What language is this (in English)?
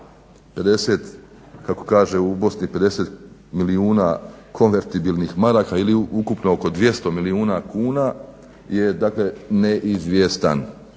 Croatian